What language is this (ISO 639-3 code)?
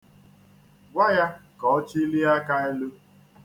ibo